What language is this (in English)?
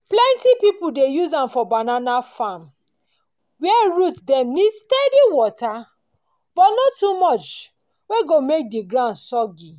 Nigerian Pidgin